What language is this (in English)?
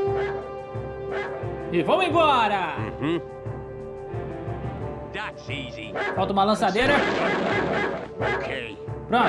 Portuguese